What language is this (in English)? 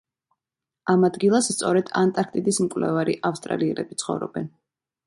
Georgian